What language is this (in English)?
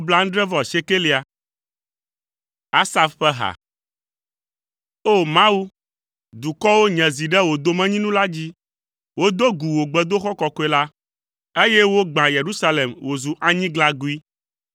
Ewe